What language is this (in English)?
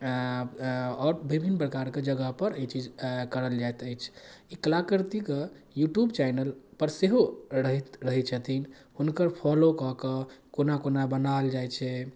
Maithili